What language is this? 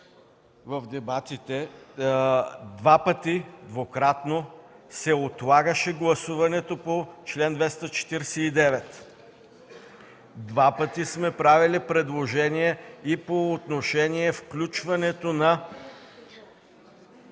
Bulgarian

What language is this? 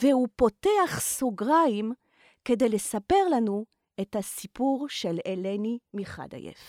Hebrew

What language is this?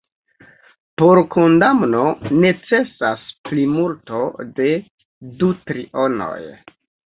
Esperanto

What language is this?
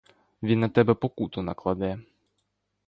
Ukrainian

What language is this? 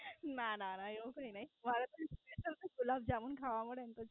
Gujarati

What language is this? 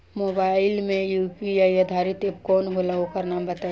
Bhojpuri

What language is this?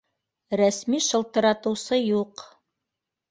Bashkir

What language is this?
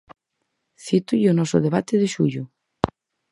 Galician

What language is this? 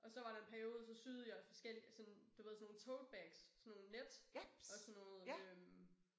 Danish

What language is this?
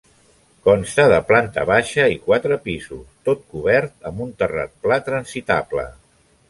Catalan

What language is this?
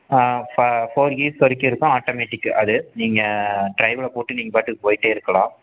Tamil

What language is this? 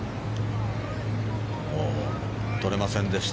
Japanese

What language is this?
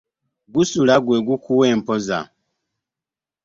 Ganda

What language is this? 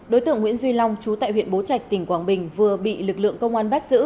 Vietnamese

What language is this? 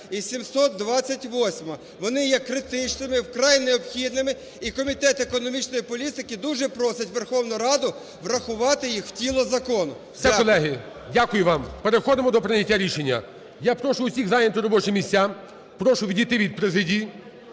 Ukrainian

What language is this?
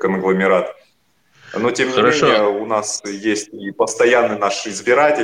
Russian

